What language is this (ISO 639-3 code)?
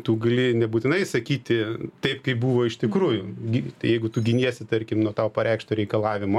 lit